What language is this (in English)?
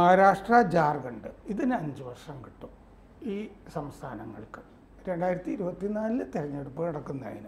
Malayalam